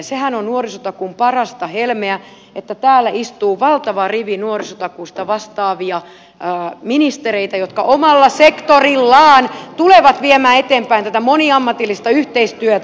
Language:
Finnish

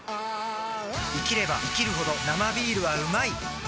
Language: Japanese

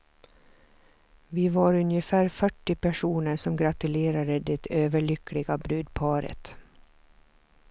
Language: Swedish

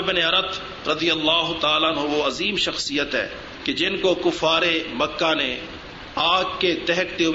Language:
Urdu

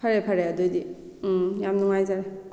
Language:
Manipuri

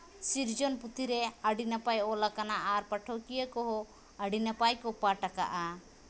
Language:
Santali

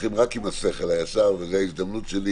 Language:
Hebrew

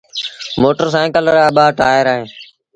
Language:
Sindhi Bhil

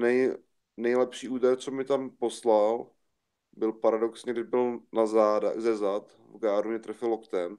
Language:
Czech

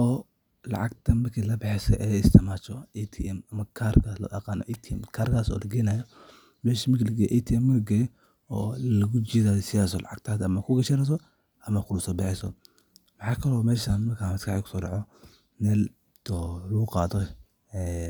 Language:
Somali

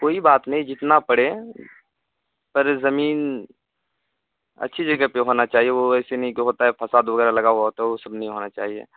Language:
Urdu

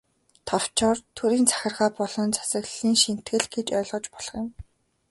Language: Mongolian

